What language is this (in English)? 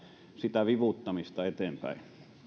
Finnish